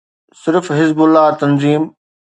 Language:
Sindhi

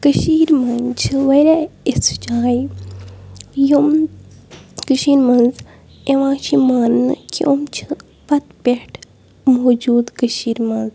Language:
Kashmiri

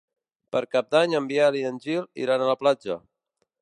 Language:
Catalan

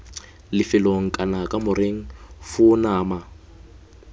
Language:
Tswana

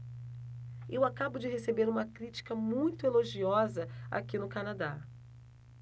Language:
Portuguese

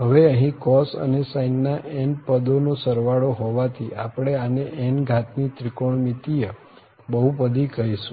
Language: Gujarati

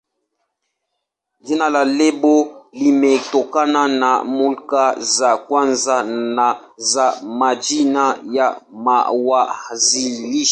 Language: Swahili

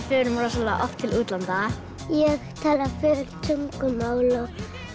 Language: Icelandic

